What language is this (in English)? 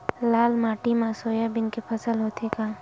Chhattisgarhi